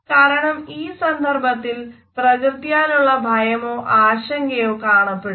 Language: Malayalam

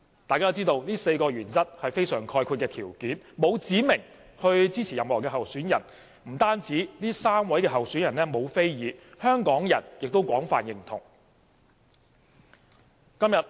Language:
Cantonese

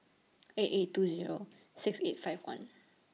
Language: English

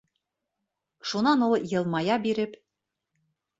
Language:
Bashkir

